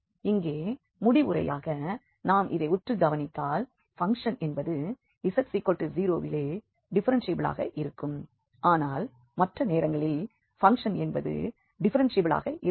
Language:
Tamil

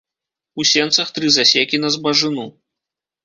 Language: Belarusian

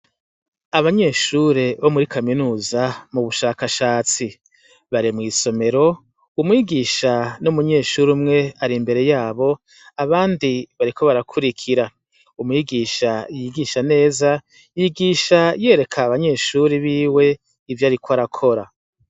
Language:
Rundi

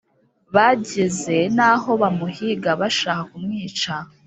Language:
Kinyarwanda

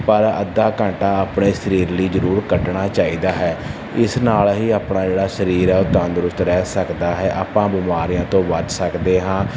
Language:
Punjabi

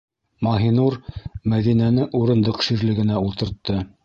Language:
Bashkir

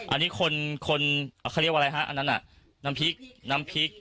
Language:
Thai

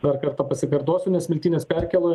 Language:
Lithuanian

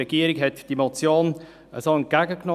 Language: Swiss German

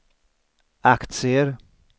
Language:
Swedish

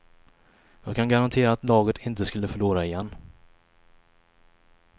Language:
Swedish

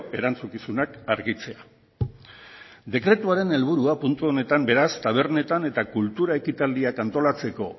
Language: Basque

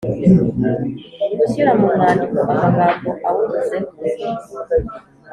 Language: Kinyarwanda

